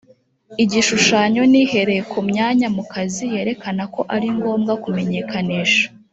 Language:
Kinyarwanda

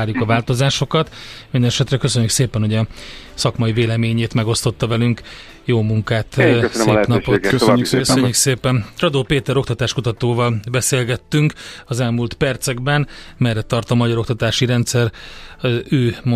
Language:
Hungarian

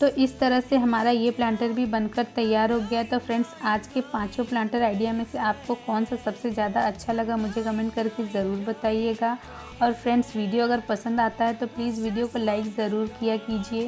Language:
Hindi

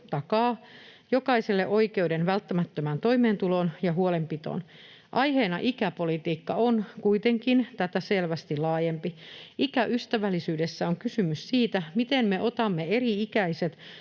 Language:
Finnish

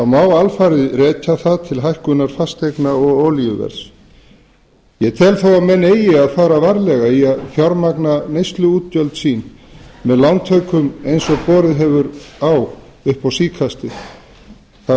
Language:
Icelandic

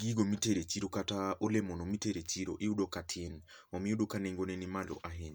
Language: Luo (Kenya and Tanzania)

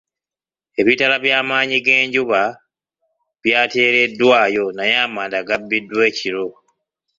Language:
Ganda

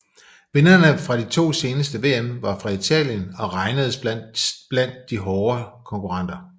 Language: Danish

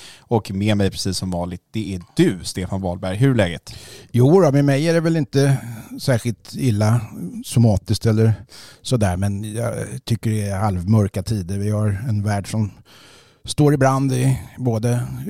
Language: Swedish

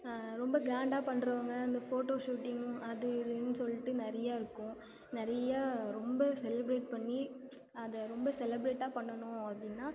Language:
Tamil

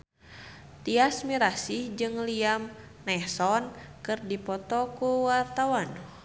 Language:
Sundanese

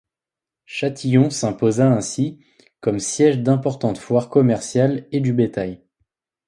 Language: French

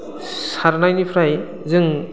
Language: Bodo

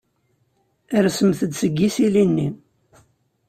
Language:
Kabyle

